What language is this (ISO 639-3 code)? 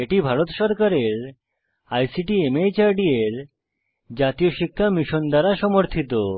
ben